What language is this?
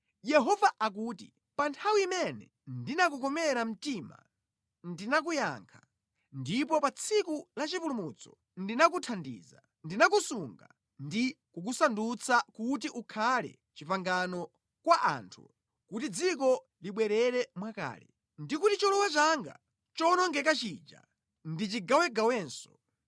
Nyanja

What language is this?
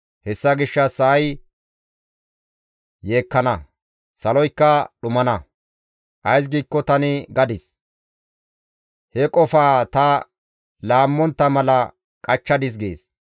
Gamo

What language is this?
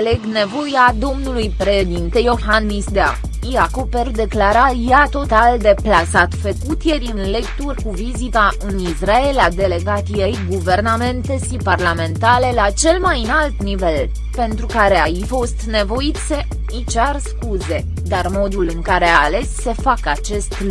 Romanian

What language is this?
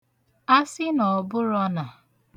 Igbo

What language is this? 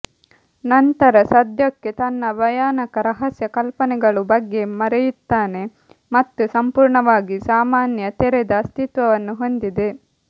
Kannada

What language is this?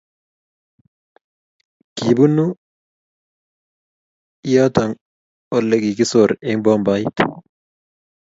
Kalenjin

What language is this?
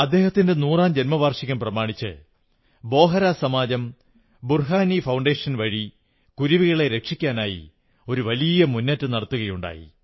Malayalam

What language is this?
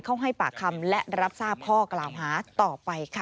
Thai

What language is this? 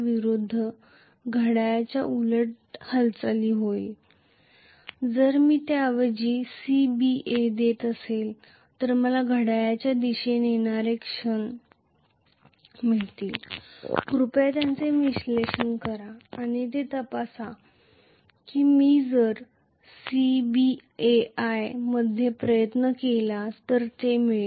Marathi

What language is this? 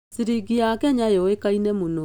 Kikuyu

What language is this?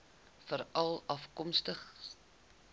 Afrikaans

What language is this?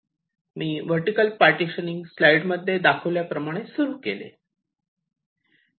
Marathi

